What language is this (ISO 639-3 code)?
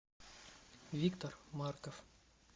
rus